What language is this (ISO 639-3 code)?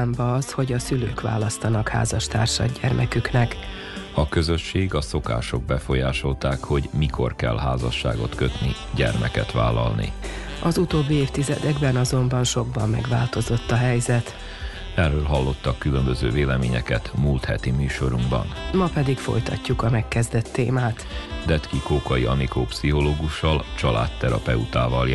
hun